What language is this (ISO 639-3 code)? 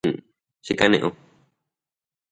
grn